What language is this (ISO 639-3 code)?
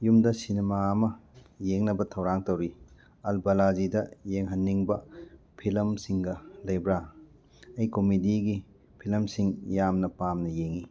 mni